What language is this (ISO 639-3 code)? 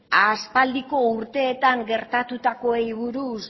eus